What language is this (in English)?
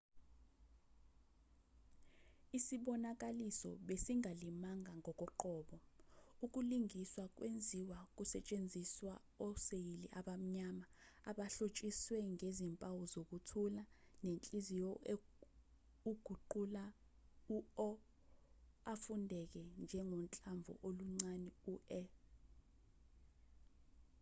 Zulu